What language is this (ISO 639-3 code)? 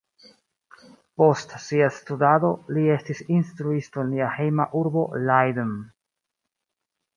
epo